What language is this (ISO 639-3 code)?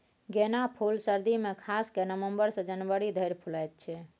mai